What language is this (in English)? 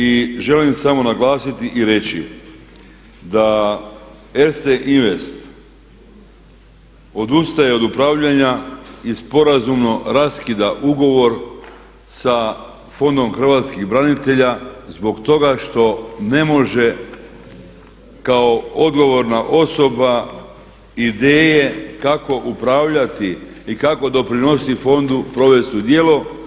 Croatian